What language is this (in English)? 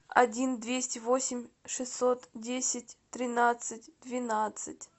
Russian